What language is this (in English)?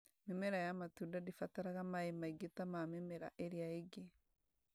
Kikuyu